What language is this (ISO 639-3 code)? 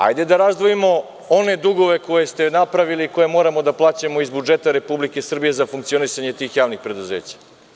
srp